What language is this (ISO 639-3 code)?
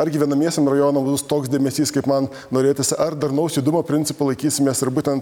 lit